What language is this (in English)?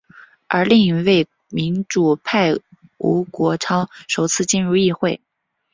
Chinese